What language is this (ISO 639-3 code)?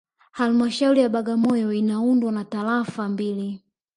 swa